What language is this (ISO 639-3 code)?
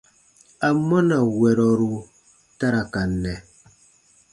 bba